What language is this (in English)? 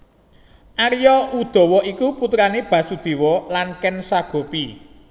Javanese